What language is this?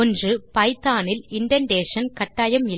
Tamil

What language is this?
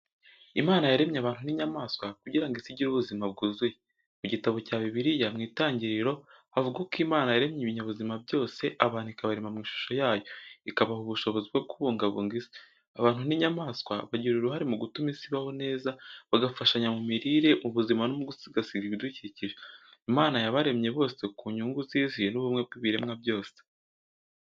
Kinyarwanda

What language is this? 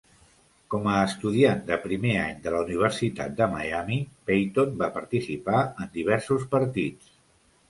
Catalan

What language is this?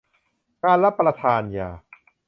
Thai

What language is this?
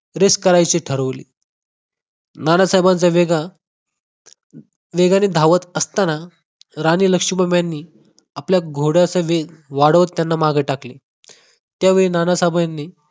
Marathi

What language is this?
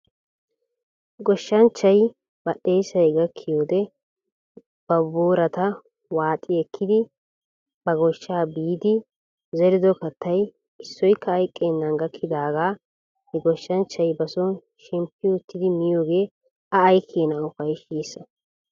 Wolaytta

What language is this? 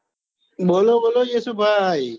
Gujarati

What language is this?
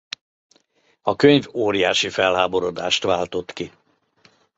Hungarian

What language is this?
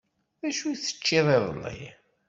Kabyle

